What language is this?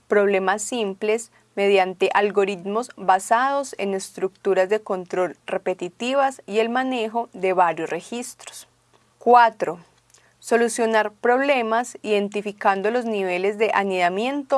Spanish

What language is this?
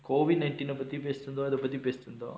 English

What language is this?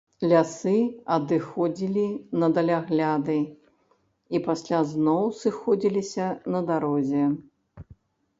Belarusian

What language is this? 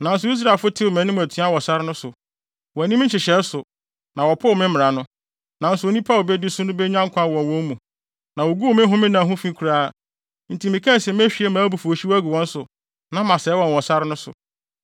Akan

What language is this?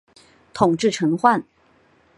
Chinese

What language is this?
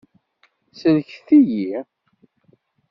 Kabyle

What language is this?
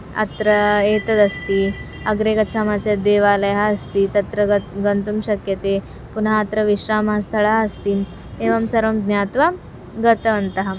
Sanskrit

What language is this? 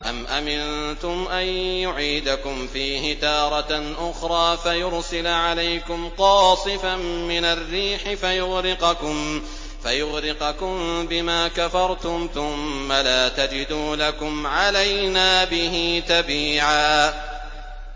Arabic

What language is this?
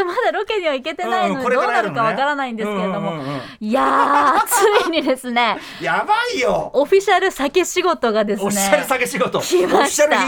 Japanese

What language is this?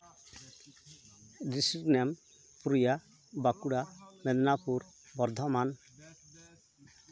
Santali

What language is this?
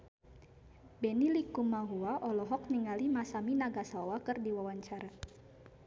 Sundanese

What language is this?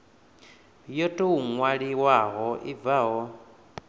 Venda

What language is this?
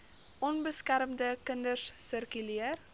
Afrikaans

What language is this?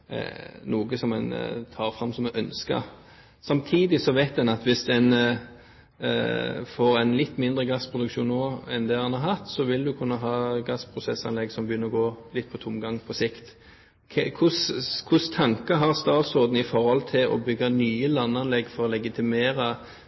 Norwegian Bokmål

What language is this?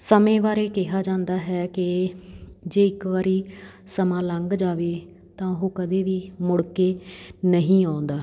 Punjabi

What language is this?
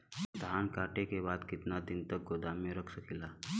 Bhojpuri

